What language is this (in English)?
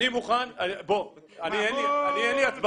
Hebrew